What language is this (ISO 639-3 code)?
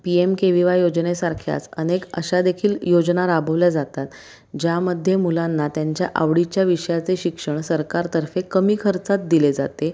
mar